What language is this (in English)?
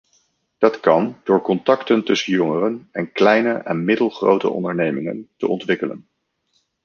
Dutch